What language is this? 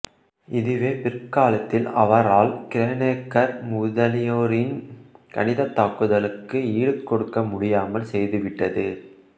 Tamil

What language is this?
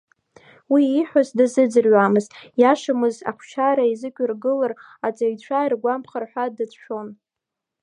Abkhazian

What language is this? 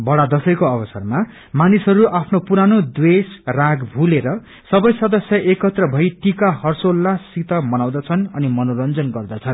Nepali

